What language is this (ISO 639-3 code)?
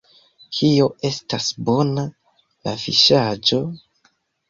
epo